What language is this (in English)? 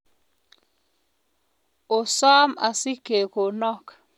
Kalenjin